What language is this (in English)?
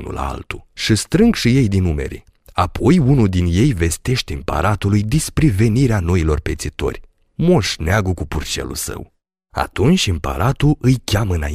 Romanian